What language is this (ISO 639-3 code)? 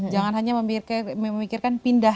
ind